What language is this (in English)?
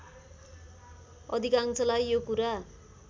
Nepali